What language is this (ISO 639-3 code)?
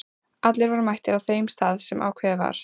isl